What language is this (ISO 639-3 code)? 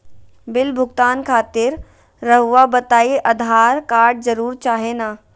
mag